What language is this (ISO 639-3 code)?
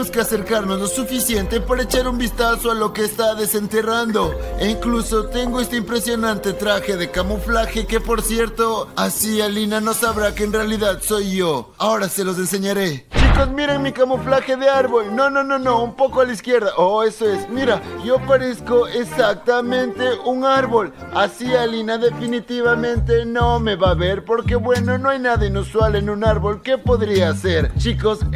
spa